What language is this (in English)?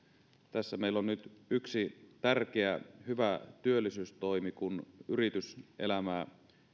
Finnish